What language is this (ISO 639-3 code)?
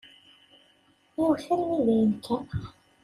kab